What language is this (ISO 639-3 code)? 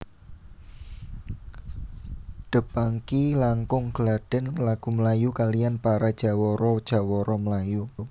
jav